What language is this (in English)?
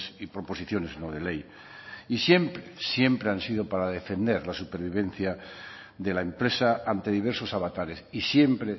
Spanish